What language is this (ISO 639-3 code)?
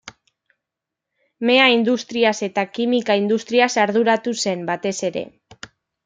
eus